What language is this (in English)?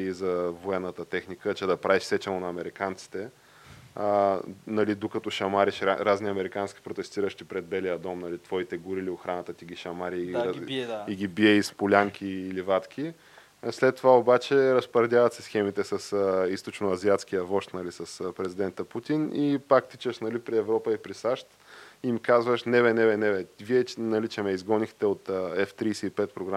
Bulgarian